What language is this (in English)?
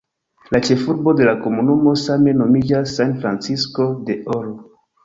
Esperanto